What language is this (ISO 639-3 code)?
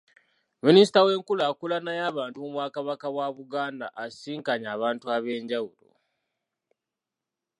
lug